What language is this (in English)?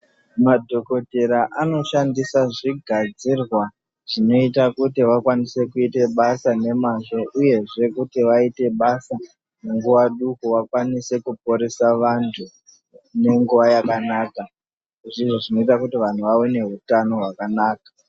Ndau